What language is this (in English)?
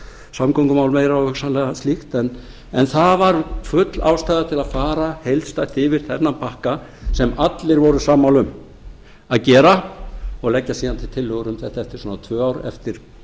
Icelandic